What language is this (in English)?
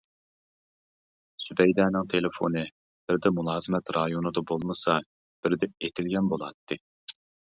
Uyghur